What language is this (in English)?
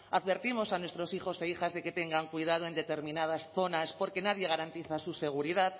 Spanish